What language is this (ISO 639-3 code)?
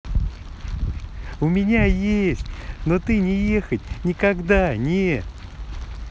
rus